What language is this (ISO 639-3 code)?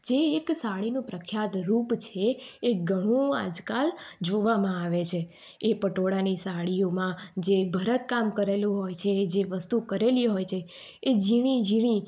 guj